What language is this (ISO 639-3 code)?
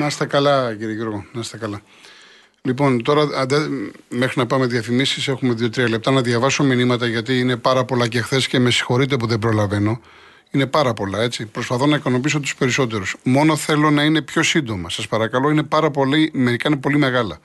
ell